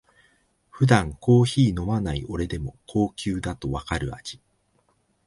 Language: Japanese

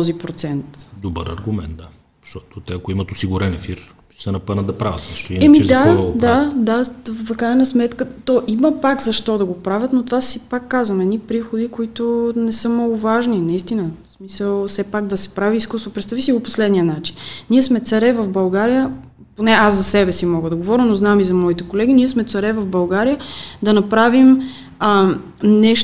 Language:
Bulgarian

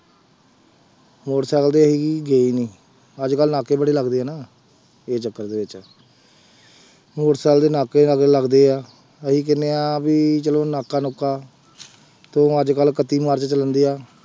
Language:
Punjabi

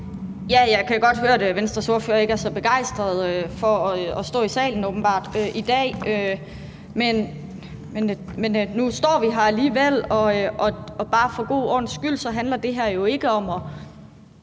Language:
Danish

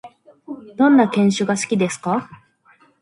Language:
Japanese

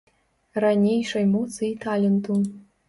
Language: Belarusian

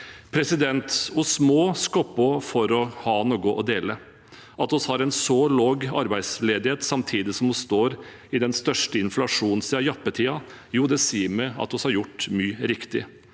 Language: Norwegian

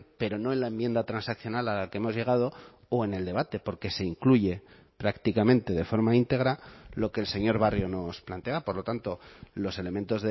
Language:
Spanish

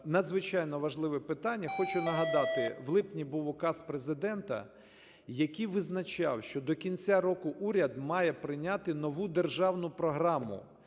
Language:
Ukrainian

